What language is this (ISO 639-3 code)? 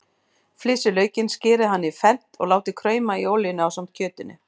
isl